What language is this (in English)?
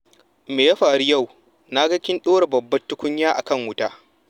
Hausa